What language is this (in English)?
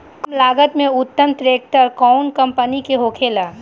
Bhojpuri